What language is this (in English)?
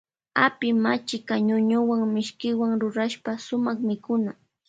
Loja Highland Quichua